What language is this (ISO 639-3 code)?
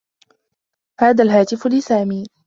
ara